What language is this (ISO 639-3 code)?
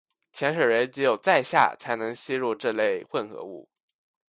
zho